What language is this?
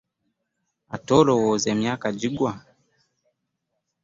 Ganda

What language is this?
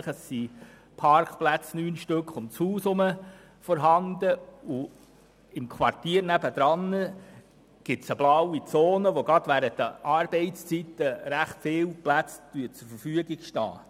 Swiss German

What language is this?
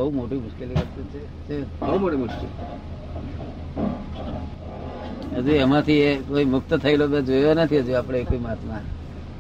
Gujarati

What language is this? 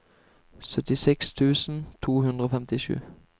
Norwegian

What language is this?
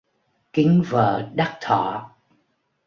Vietnamese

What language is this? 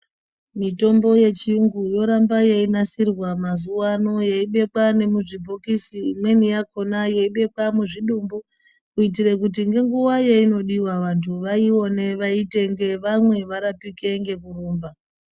Ndau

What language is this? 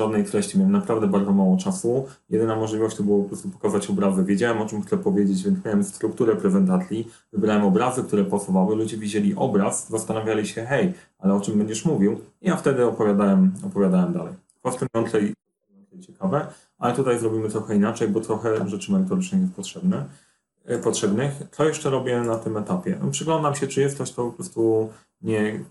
Polish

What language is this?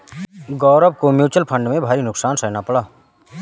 Hindi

